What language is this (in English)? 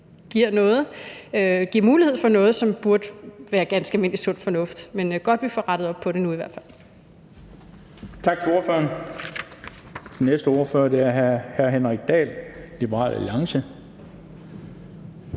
Danish